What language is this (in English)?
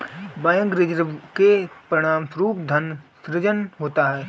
Hindi